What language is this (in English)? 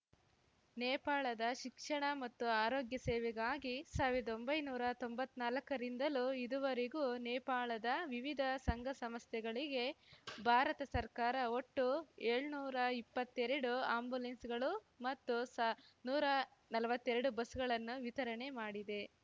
Kannada